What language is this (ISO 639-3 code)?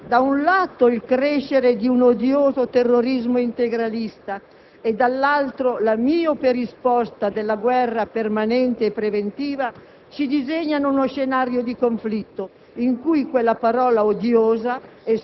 ita